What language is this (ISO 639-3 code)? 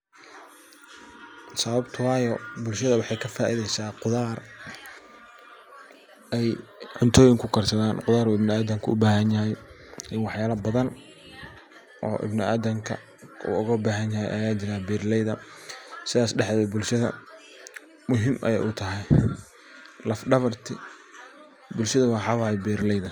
som